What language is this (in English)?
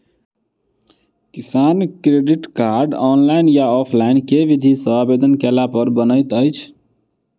Maithili